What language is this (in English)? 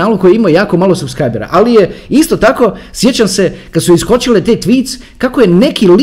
Croatian